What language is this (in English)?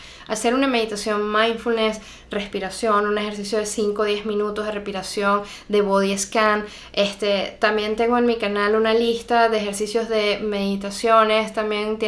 Spanish